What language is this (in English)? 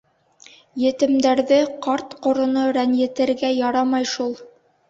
Bashkir